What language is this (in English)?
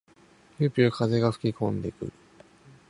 Japanese